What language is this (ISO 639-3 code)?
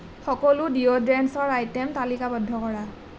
asm